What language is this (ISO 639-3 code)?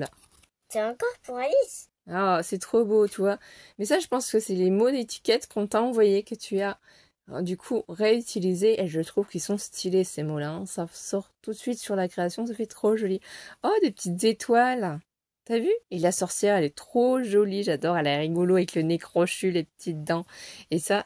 fra